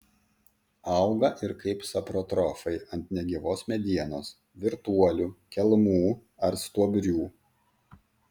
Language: Lithuanian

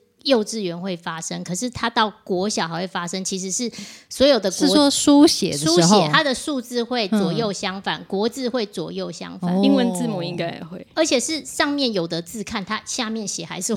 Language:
Chinese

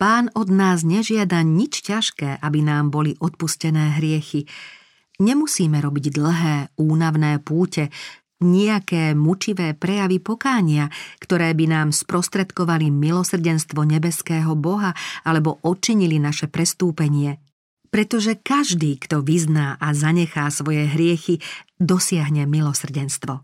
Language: Slovak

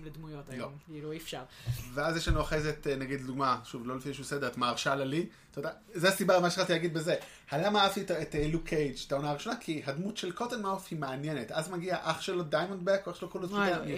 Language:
Hebrew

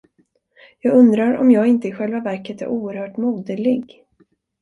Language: Swedish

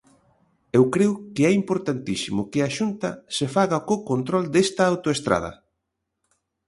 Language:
Galician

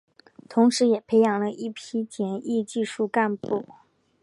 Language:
Chinese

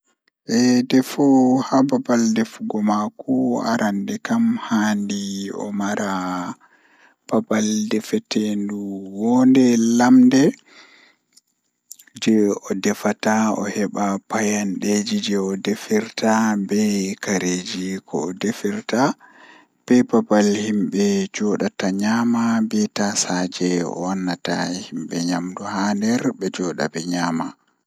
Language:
Fula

